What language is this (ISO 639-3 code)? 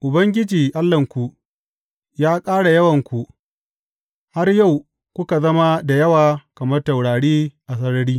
hau